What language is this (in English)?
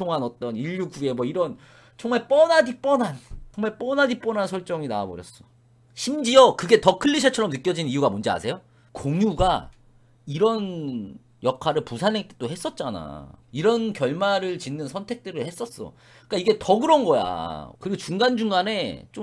Korean